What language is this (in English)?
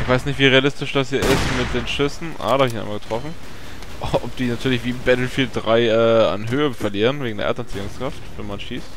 German